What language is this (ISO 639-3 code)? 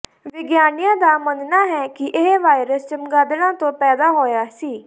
pan